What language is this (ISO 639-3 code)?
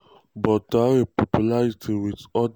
pcm